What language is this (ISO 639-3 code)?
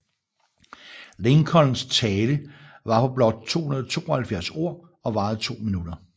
dan